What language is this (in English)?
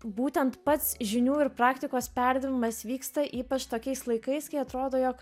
Lithuanian